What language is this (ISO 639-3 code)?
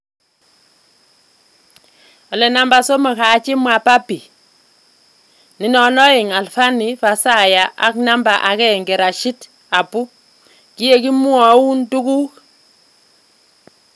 kln